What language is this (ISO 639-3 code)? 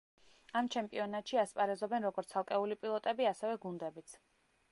kat